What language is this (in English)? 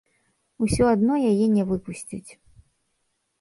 Belarusian